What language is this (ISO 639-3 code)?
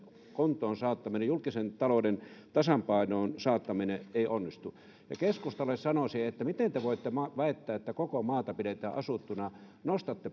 fin